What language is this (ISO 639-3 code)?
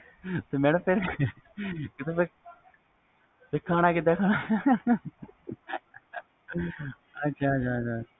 pan